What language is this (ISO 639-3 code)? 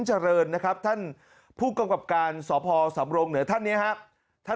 tha